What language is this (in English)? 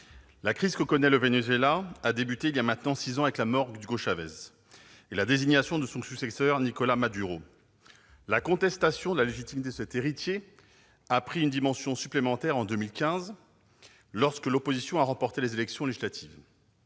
French